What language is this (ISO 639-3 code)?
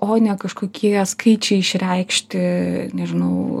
lit